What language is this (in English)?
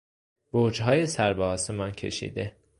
Persian